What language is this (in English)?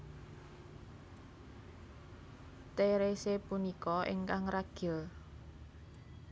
Javanese